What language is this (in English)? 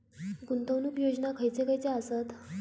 Marathi